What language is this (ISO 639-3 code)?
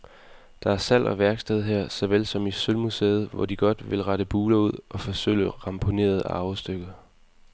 dan